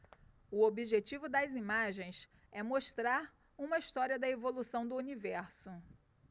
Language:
Portuguese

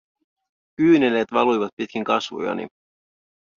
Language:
Finnish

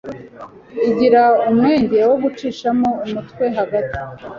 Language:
Kinyarwanda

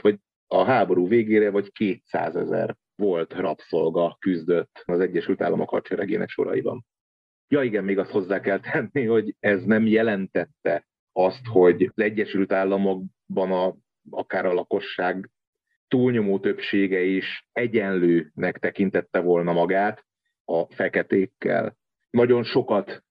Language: Hungarian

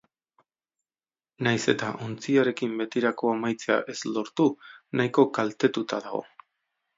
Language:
Basque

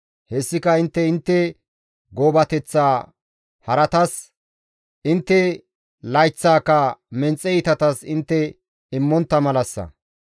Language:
Gamo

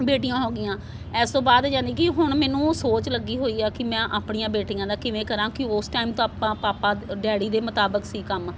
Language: Punjabi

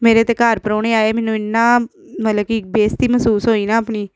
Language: Punjabi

